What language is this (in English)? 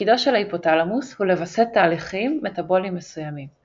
Hebrew